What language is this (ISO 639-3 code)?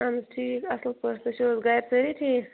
kas